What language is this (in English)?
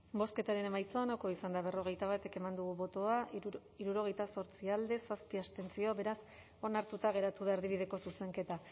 Basque